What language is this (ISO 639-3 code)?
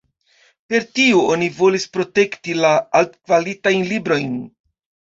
epo